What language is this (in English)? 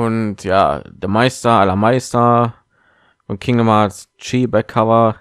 German